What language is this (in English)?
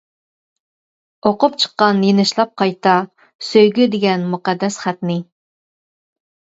Uyghur